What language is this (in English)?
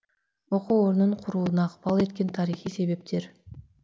Kazakh